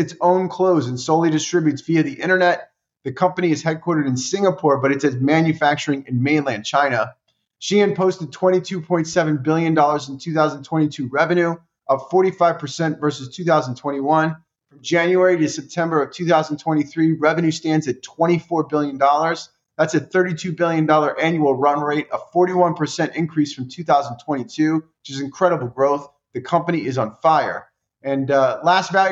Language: English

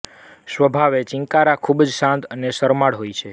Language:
Gujarati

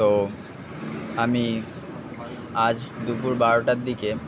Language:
Bangla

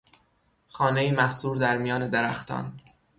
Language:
Persian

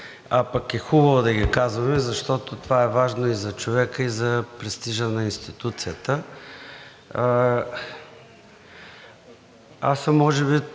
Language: Bulgarian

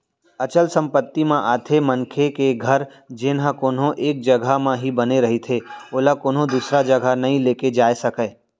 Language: Chhattisgarhi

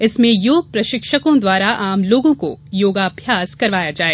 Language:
Hindi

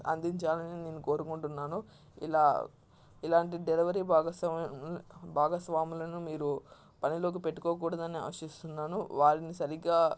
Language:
Telugu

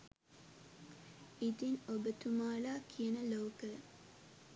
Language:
Sinhala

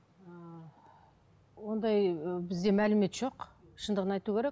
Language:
Kazakh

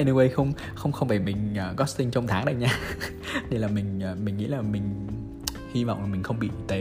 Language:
Vietnamese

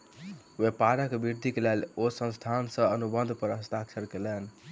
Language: Maithili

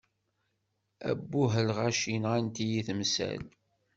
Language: Kabyle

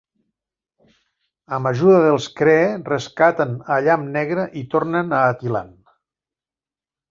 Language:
Catalan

